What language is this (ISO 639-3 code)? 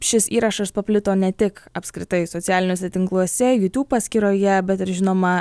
lit